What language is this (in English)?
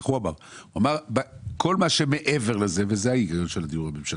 Hebrew